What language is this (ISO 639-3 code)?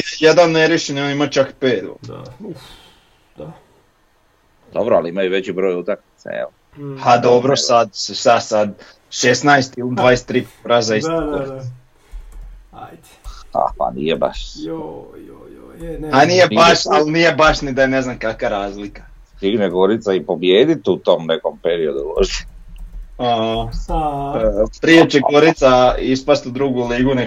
hrv